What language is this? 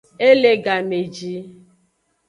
Aja (Benin)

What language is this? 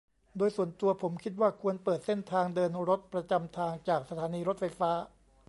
Thai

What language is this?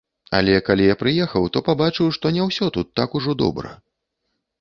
Belarusian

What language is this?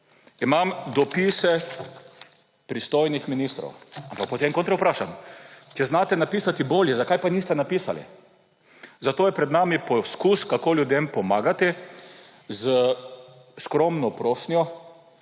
Slovenian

